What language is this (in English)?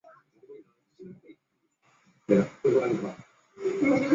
Chinese